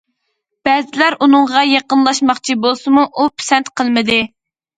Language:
Uyghur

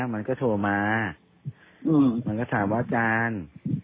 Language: Thai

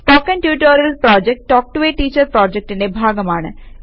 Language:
Malayalam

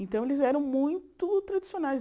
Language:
Portuguese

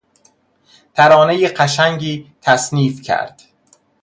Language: Persian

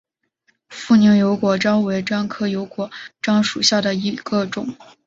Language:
Chinese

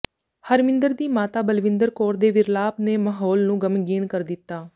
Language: Punjabi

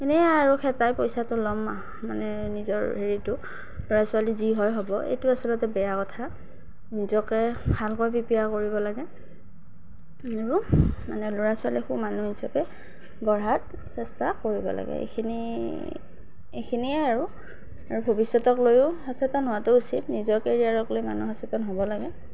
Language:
Assamese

